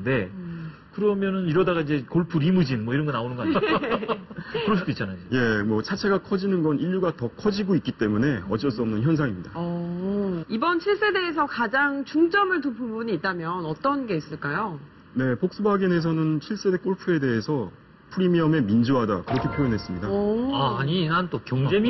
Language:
Korean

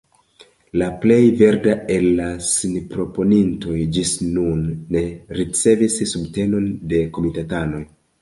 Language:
Esperanto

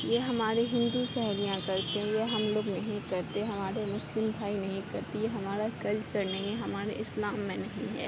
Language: Urdu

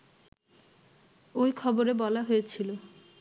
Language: Bangla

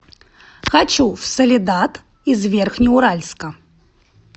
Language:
Russian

